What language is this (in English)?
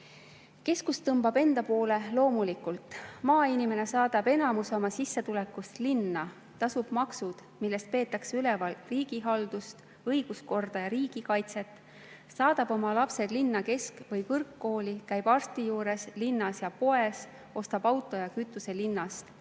Estonian